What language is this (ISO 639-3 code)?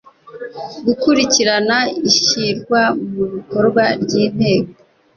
kin